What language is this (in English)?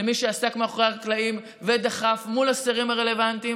Hebrew